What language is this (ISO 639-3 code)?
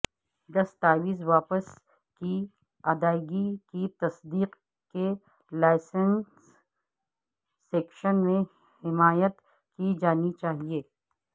urd